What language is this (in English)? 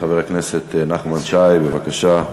Hebrew